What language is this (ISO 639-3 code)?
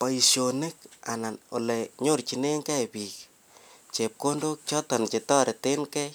kln